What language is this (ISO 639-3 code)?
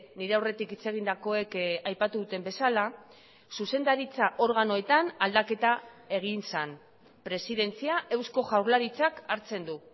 eus